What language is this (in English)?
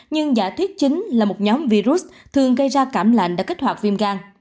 Vietnamese